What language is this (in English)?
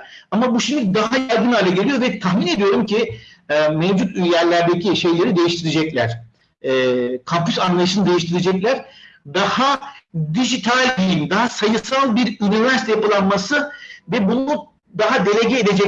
Turkish